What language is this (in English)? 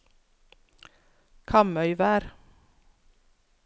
Norwegian